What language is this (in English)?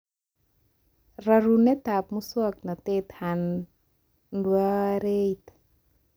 Kalenjin